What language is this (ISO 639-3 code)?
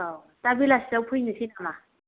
brx